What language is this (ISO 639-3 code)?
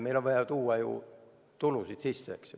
est